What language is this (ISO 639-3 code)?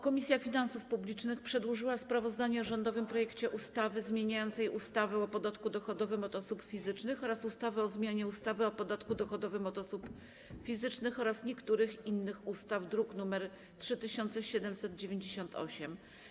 pol